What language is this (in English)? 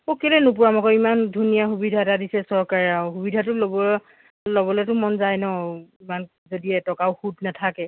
Assamese